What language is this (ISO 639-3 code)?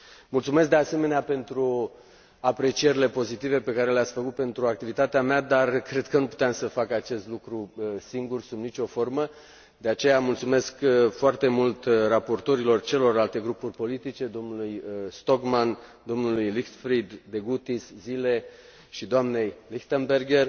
ron